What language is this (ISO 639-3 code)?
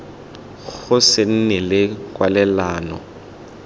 tsn